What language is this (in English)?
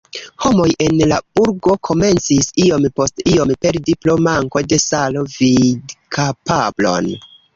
Esperanto